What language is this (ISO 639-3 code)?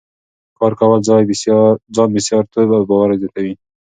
pus